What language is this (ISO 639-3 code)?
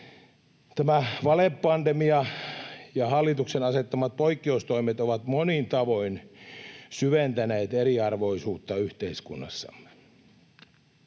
fin